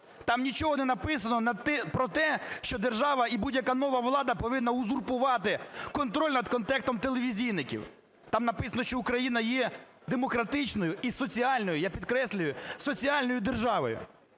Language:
Ukrainian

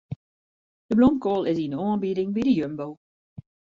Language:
Western Frisian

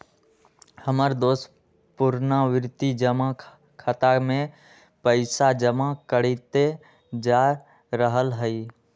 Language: Magahi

